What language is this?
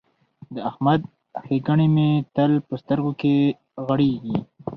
Pashto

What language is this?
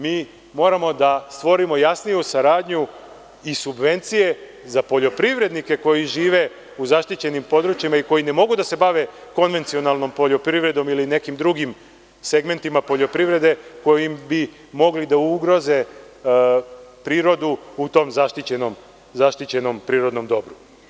Serbian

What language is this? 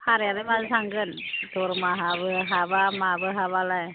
Bodo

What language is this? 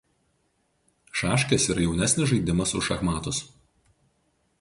Lithuanian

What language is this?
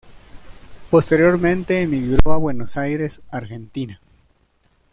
Spanish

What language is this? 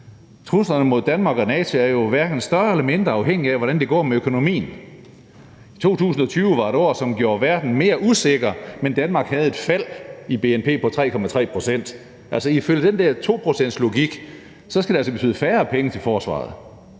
Danish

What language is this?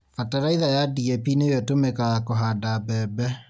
Kikuyu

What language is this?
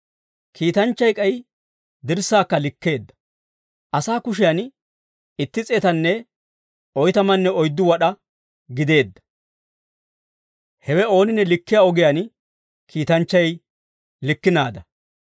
Dawro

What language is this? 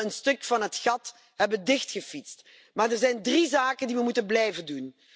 Dutch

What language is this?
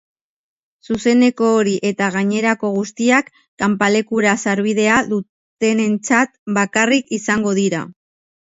Basque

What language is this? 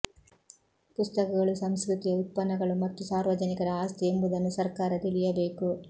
Kannada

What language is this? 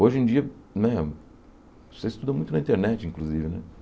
Portuguese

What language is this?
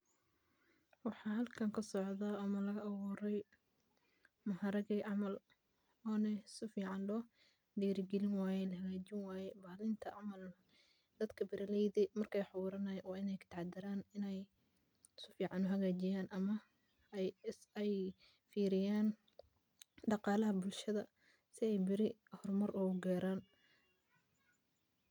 Somali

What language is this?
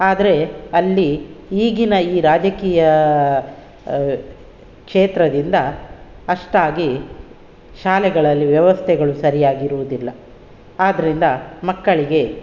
Kannada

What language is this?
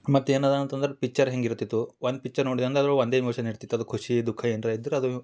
Kannada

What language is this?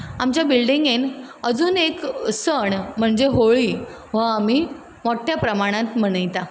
Konkani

